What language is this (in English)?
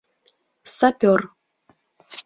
Mari